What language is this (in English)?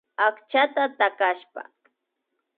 Imbabura Highland Quichua